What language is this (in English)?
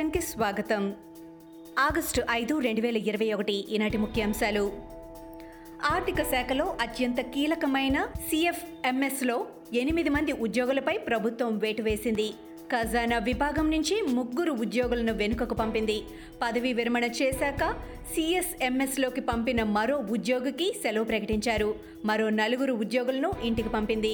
Telugu